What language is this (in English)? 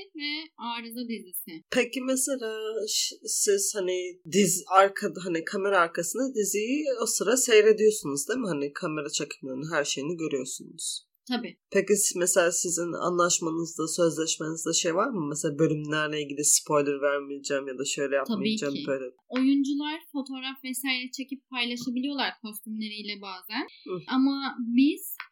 Turkish